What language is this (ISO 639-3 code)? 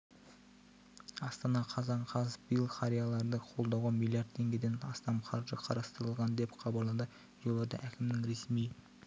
kaz